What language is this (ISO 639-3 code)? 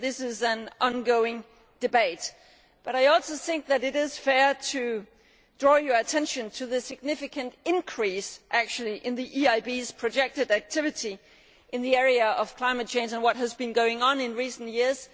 eng